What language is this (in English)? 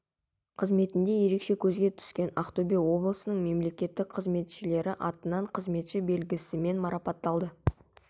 Kazakh